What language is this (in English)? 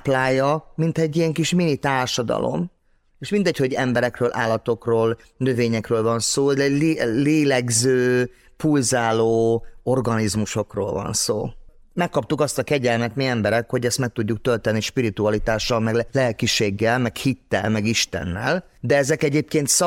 Hungarian